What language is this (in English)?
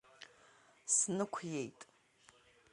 Abkhazian